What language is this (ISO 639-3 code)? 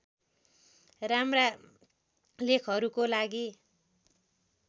nep